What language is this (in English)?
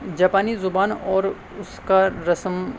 Urdu